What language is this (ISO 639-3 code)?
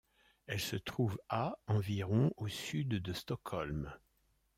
fra